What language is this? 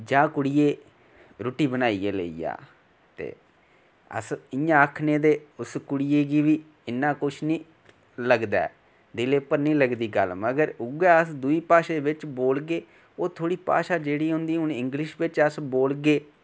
Dogri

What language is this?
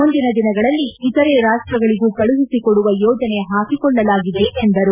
Kannada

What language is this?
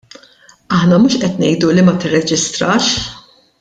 Maltese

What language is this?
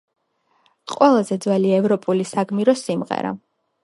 Georgian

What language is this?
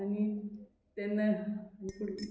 Konkani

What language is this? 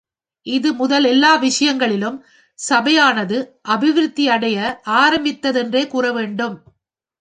Tamil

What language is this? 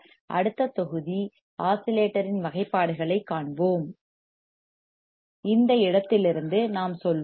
Tamil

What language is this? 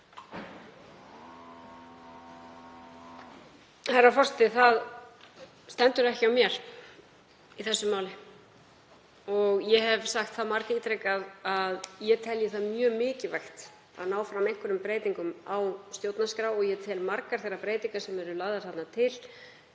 Icelandic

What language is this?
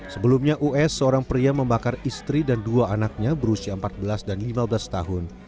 Indonesian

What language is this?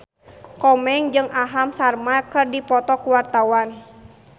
Sundanese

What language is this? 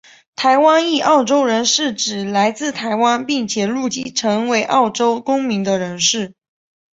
Chinese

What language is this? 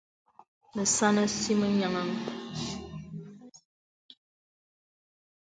Bebele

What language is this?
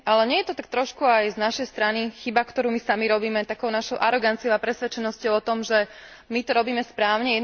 Slovak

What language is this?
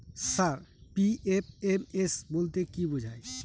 Bangla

